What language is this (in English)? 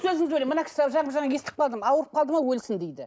Kazakh